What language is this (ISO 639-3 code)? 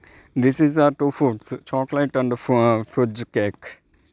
tel